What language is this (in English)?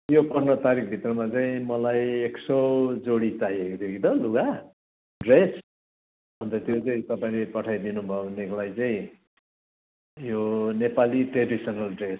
Nepali